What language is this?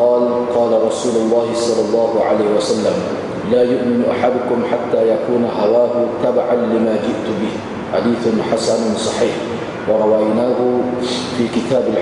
Malay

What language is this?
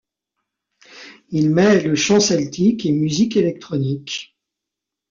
French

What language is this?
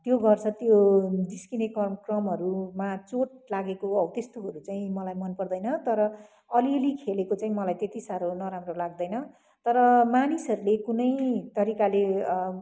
Nepali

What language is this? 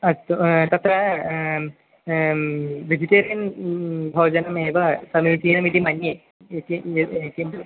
Sanskrit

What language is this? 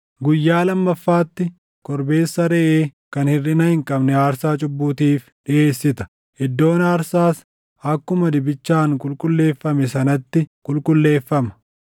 Oromo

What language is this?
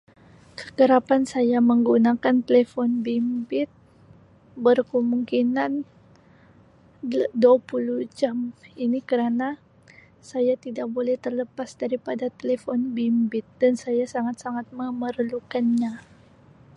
Sabah Malay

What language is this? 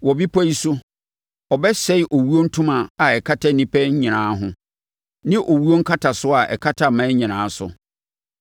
Akan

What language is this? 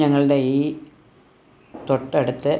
Malayalam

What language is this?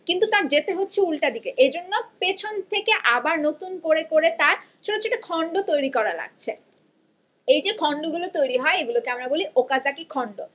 Bangla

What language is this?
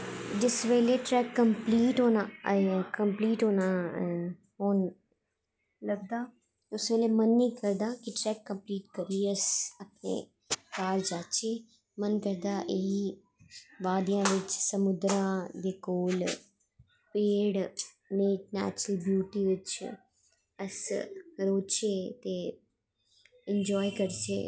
Dogri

